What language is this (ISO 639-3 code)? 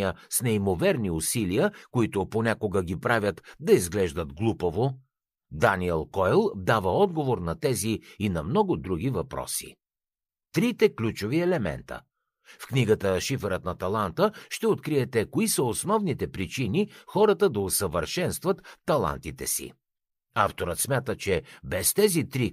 bul